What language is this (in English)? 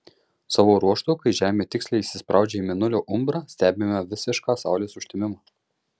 Lithuanian